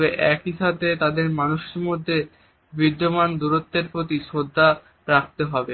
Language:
Bangla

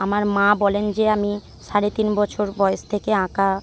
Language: Bangla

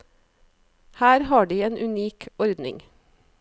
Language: Norwegian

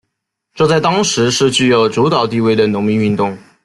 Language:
Chinese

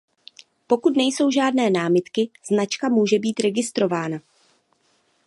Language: Czech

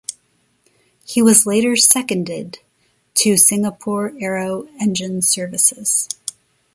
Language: English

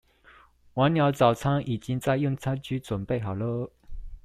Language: Chinese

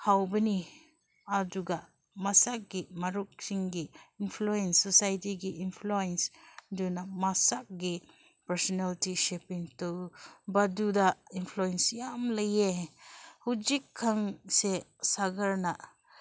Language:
Manipuri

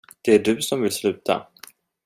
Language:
Swedish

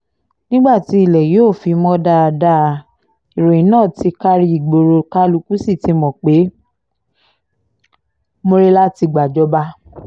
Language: Yoruba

